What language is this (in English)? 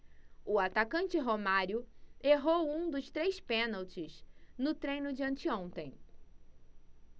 Portuguese